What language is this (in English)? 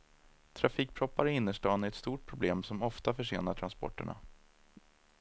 Swedish